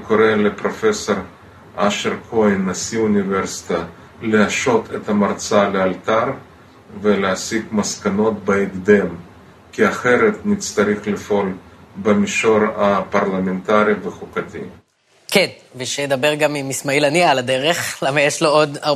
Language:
Hebrew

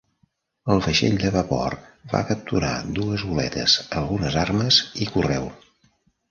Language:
Catalan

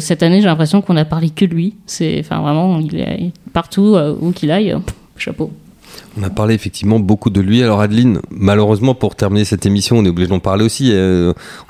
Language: French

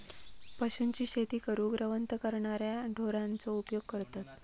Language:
Marathi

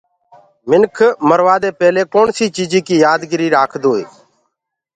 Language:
Gurgula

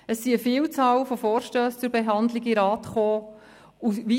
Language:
Swiss German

